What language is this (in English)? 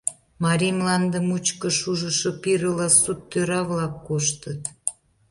Mari